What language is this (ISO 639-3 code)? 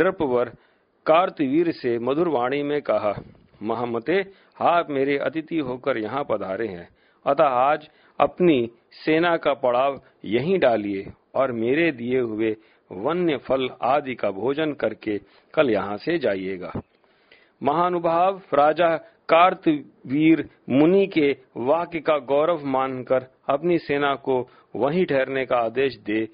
hin